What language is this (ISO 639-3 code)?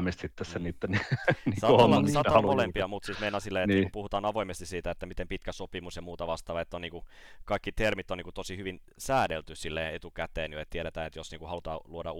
fin